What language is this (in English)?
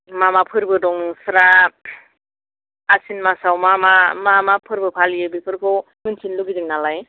Bodo